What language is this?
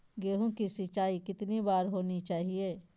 Magahi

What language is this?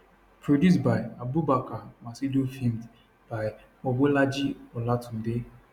Nigerian Pidgin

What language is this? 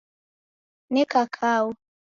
Taita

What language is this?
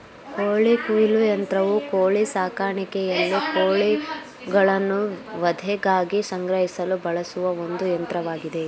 Kannada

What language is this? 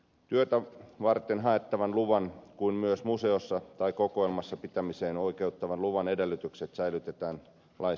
Finnish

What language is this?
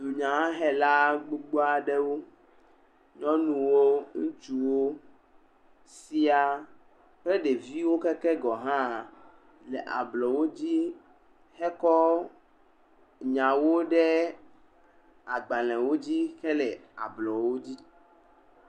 Ewe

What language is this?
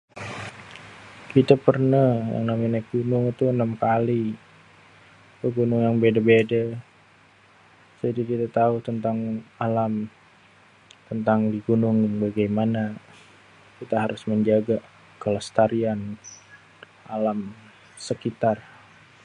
Betawi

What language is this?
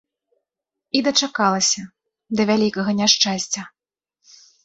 Belarusian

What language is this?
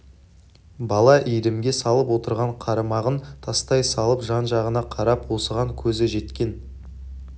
Kazakh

